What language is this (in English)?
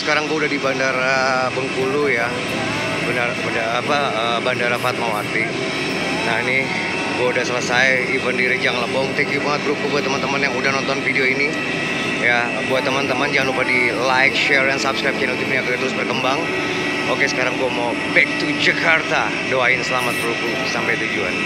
Indonesian